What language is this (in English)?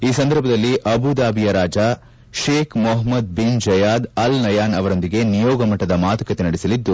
Kannada